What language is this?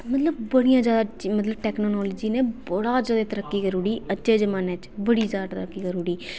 Dogri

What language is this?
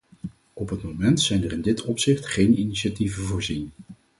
Dutch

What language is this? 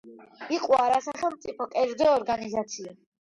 Georgian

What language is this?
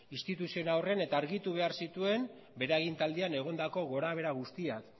Basque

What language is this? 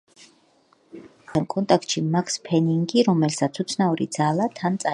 Georgian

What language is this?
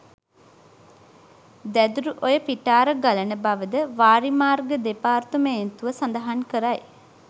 Sinhala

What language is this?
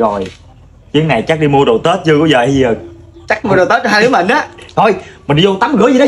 Vietnamese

